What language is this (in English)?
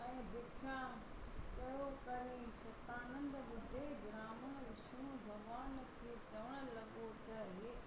Sindhi